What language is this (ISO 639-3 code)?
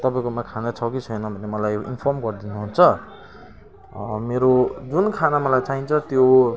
nep